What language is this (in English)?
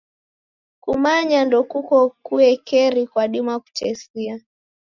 Taita